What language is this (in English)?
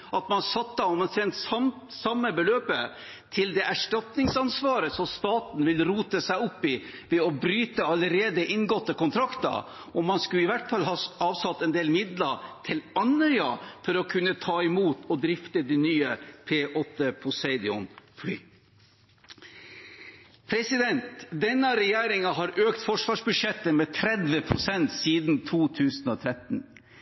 Norwegian Bokmål